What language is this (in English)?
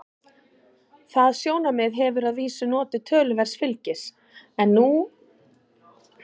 Icelandic